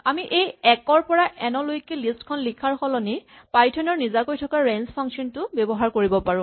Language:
Assamese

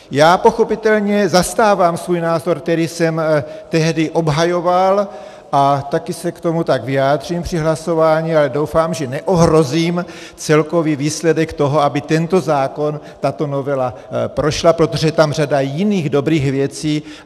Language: Czech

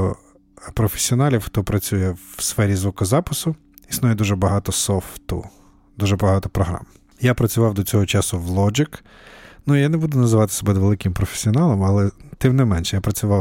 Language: Ukrainian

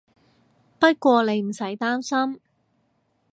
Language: Cantonese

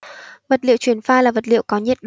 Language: Vietnamese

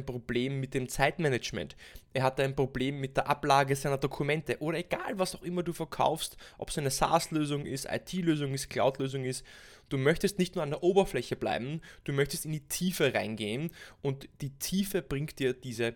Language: German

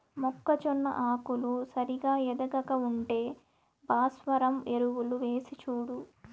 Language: Telugu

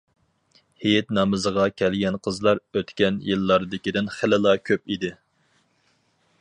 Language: Uyghur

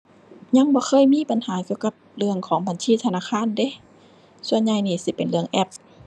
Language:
Thai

